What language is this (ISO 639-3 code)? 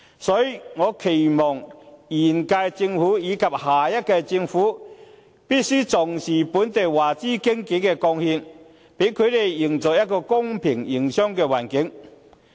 yue